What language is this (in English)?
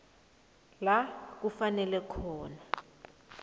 South Ndebele